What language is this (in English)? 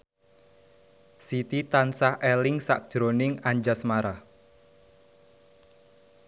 Javanese